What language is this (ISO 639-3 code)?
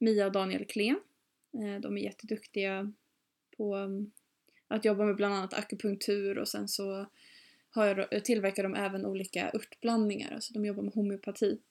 swe